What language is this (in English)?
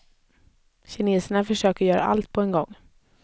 Swedish